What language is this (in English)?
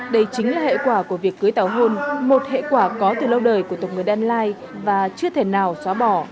Vietnamese